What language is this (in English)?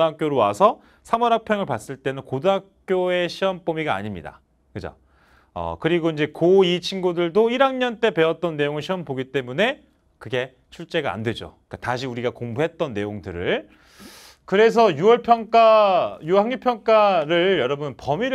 Korean